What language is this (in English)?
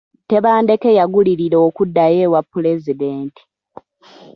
Ganda